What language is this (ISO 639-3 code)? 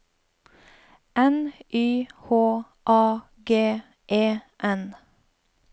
nor